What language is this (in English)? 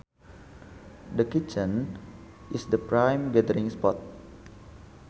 Sundanese